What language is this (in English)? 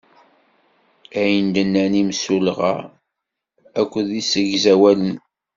Kabyle